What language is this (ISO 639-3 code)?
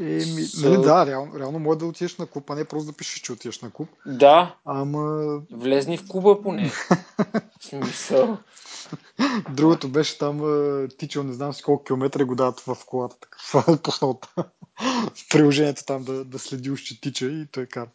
bul